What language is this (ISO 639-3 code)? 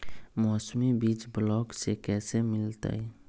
mag